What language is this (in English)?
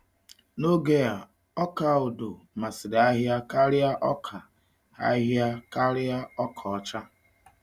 Igbo